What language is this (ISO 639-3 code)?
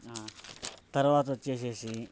tel